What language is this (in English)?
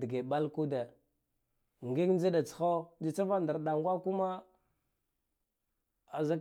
Guduf-Gava